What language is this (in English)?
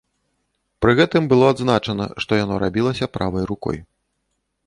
Belarusian